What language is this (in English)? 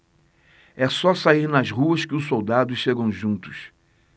Portuguese